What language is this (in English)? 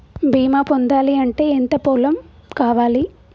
Telugu